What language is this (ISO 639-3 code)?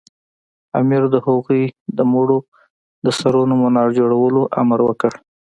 pus